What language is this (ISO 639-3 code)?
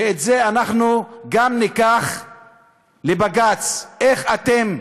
heb